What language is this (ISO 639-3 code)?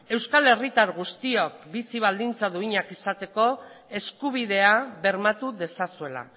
eus